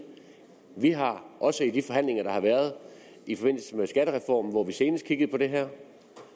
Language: Danish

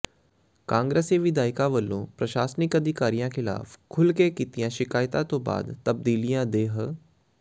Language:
Punjabi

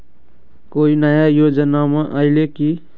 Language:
Magahi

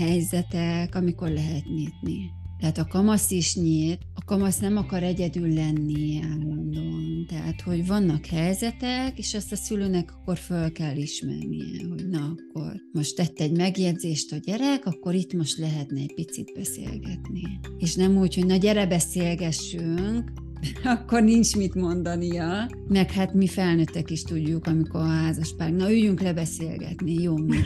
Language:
Hungarian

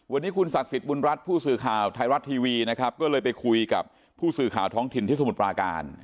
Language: Thai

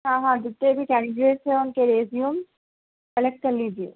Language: Urdu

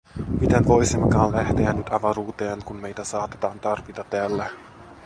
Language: Finnish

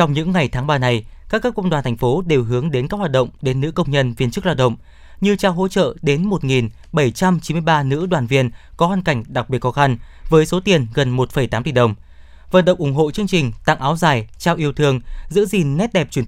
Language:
Vietnamese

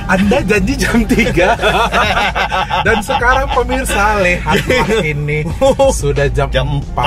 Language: Indonesian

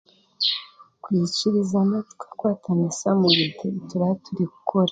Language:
Chiga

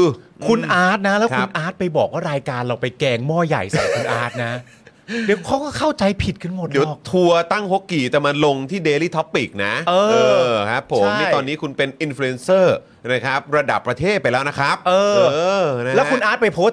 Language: Thai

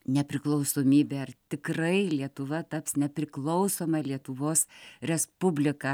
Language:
Lithuanian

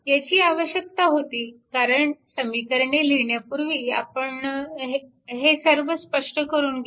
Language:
Marathi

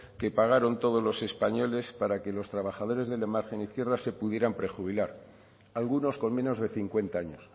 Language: Spanish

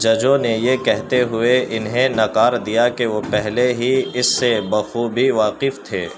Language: Urdu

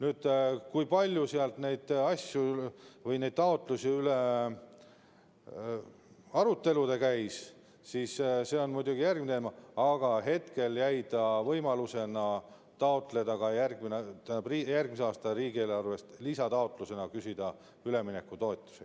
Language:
Estonian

